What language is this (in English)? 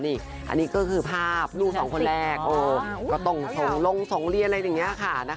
Thai